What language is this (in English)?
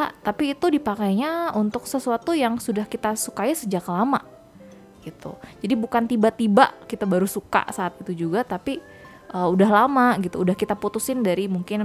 Indonesian